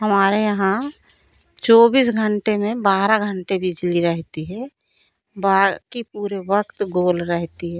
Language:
Hindi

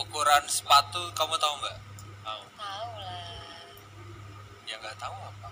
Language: Indonesian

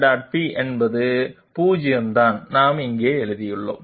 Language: Tamil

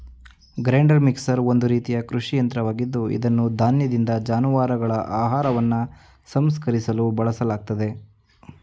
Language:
Kannada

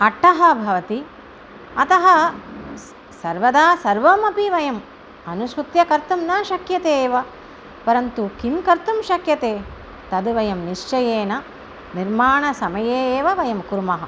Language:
Sanskrit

